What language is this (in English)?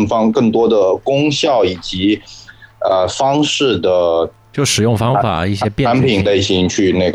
Chinese